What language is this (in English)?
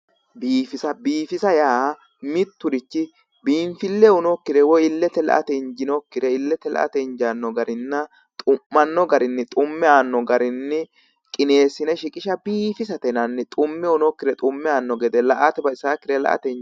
Sidamo